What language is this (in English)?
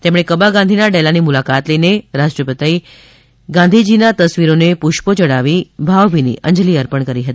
Gujarati